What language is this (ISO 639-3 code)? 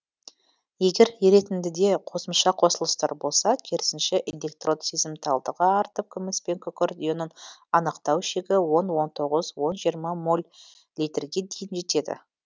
kaz